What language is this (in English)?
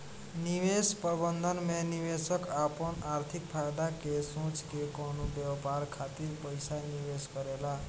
Bhojpuri